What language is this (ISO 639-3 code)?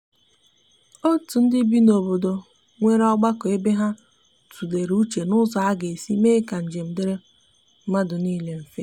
ibo